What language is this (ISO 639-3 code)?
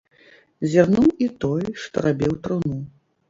bel